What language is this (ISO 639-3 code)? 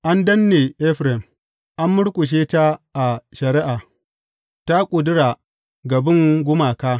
hau